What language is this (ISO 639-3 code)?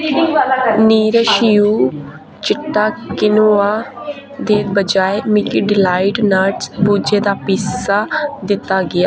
doi